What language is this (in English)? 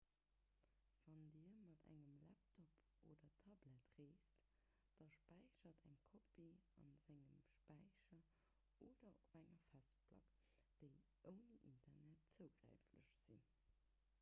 Luxembourgish